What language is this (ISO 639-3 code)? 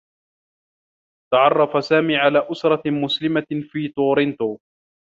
ara